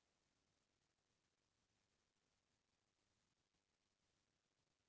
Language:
Chhattisgarhi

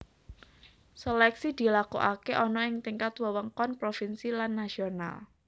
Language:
Javanese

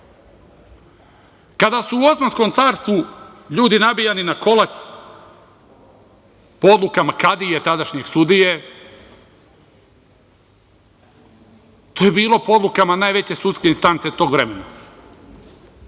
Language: Serbian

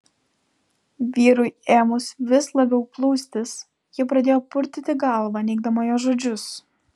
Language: Lithuanian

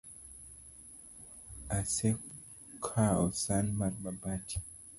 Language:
Luo (Kenya and Tanzania)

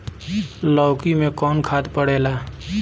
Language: Bhojpuri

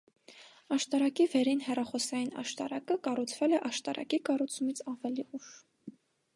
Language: Armenian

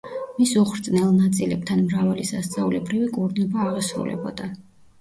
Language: Georgian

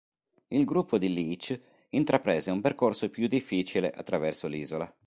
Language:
Italian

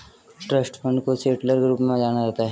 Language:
Hindi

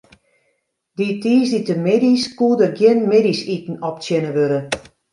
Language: Western Frisian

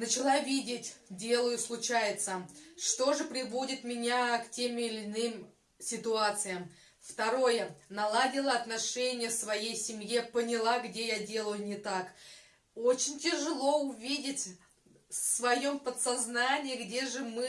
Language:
Russian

